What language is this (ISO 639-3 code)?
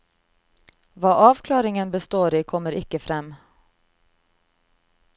nor